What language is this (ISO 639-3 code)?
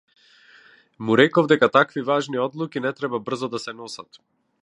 mkd